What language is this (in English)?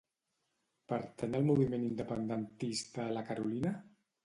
Catalan